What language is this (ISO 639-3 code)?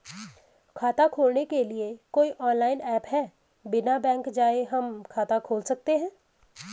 hin